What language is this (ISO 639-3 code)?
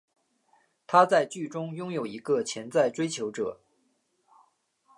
zho